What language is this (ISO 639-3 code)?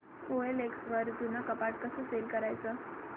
mar